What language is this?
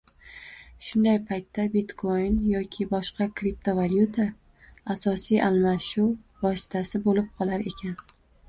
Uzbek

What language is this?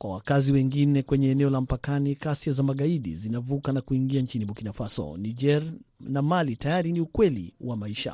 Swahili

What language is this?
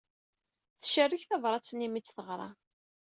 Kabyle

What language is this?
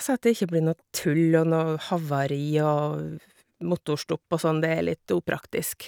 Norwegian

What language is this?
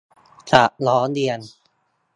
Thai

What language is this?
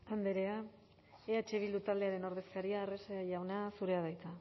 Basque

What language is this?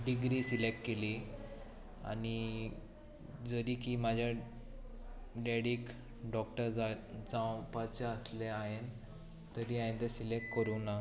Konkani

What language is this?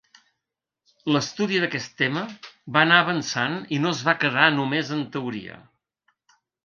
Catalan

